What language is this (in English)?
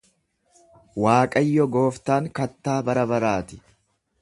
Oromo